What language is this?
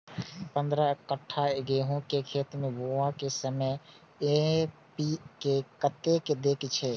Maithili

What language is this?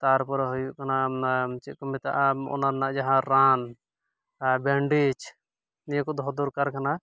Santali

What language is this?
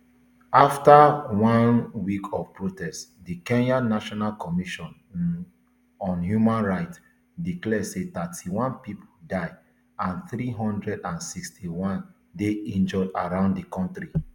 Nigerian Pidgin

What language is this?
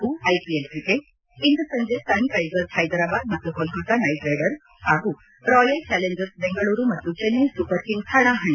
Kannada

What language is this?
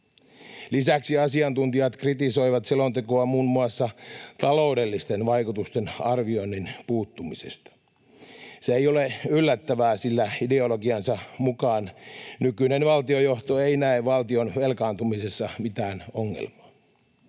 Finnish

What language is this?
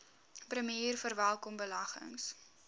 Afrikaans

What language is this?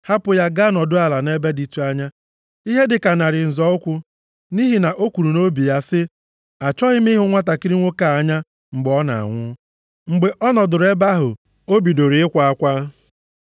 Igbo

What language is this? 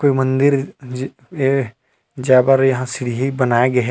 Chhattisgarhi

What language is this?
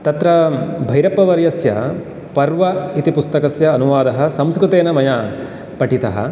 Sanskrit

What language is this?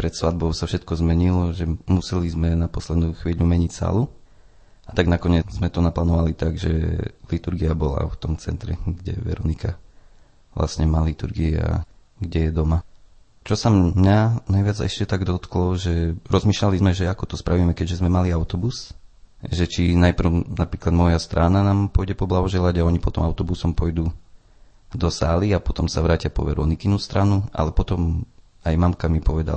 Slovak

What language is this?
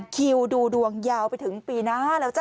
Thai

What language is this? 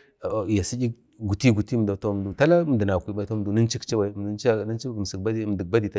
Bade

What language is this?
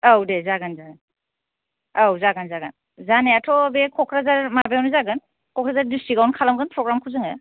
Bodo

